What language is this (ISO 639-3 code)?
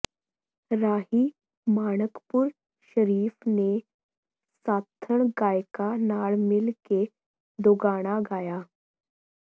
pan